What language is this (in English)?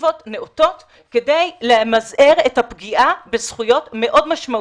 Hebrew